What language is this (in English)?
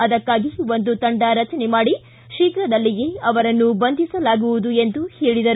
Kannada